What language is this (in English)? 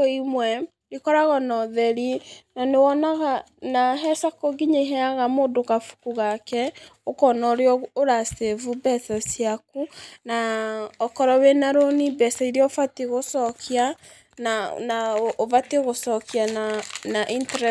Kikuyu